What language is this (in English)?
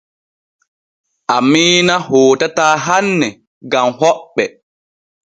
Borgu Fulfulde